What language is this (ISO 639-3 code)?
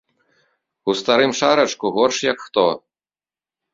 bel